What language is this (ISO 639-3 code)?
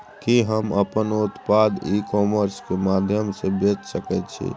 mai